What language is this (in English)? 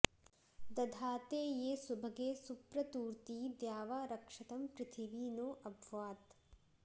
Sanskrit